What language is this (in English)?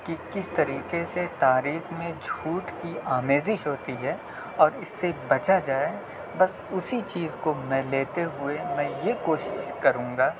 Urdu